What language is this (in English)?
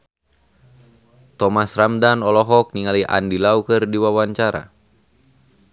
Sundanese